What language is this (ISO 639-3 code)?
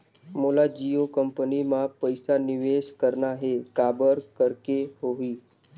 hne